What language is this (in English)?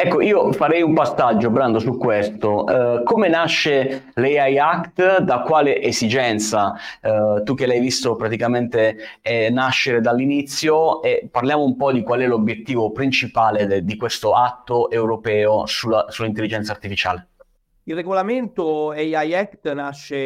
Italian